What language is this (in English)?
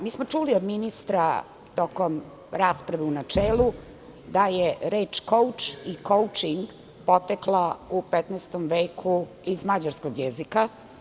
Serbian